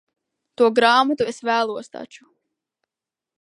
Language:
Latvian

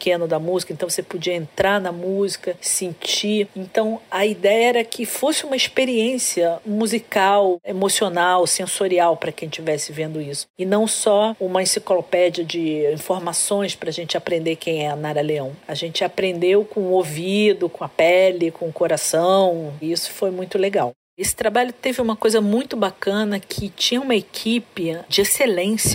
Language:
Portuguese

